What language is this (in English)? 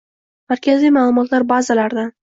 Uzbek